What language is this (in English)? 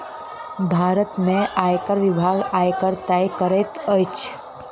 Maithili